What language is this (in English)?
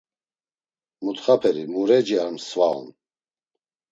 Laz